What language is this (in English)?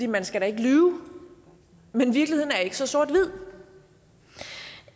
Danish